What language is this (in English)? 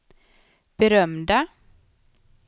Swedish